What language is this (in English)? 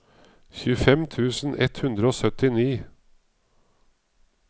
Norwegian